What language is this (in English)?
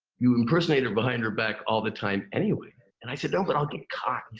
English